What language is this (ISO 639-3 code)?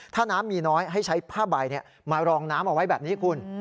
tha